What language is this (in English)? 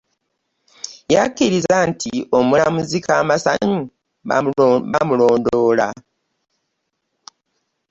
Ganda